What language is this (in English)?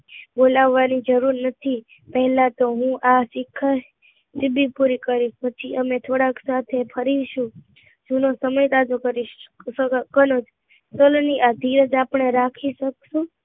Gujarati